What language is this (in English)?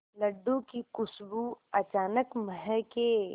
Hindi